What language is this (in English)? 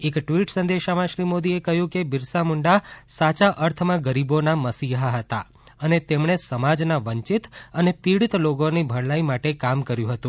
Gujarati